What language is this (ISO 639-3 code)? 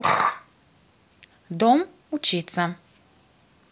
rus